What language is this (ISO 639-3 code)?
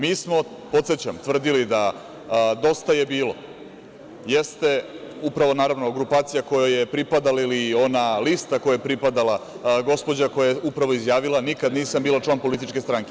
srp